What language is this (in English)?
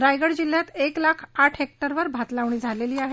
Marathi